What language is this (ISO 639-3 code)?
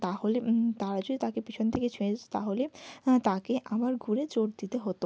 ben